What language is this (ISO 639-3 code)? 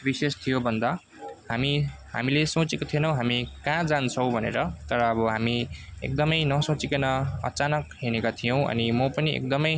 nep